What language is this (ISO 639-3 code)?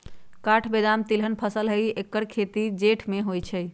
mag